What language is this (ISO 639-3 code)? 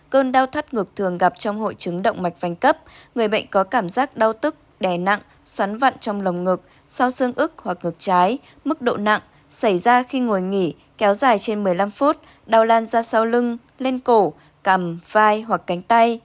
vie